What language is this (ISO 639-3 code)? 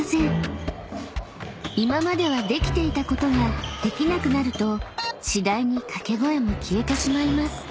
jpn